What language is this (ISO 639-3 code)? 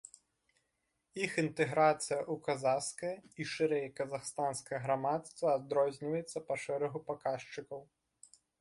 bel